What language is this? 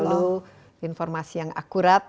Indonesian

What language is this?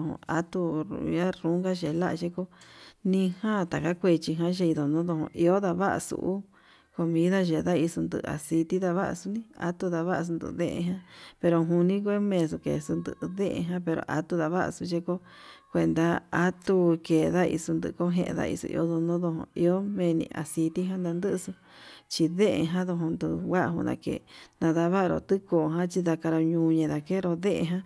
Yutanduchi Mixtec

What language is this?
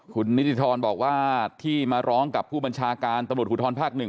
Thai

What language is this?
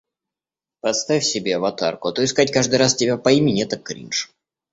Russian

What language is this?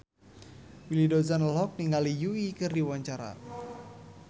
Sundanese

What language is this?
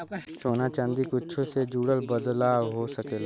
Bhojpuri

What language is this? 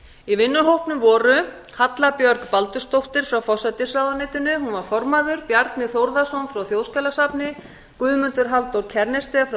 Icelandic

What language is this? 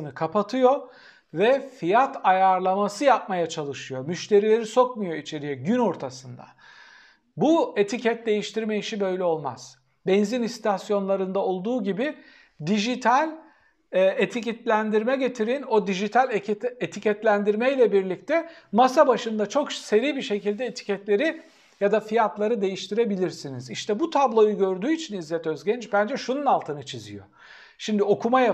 Turkish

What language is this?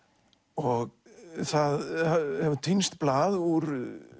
Icelandic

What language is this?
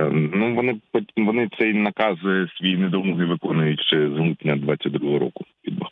Ukrainian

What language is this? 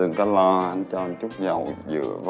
Vietnamese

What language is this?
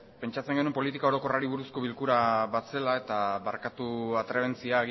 Basque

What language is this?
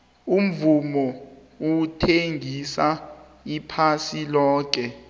South Ndebele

